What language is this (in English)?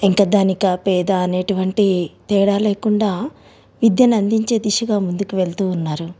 Telugu